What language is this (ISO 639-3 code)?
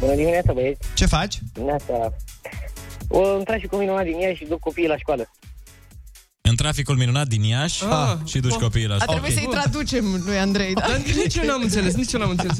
ron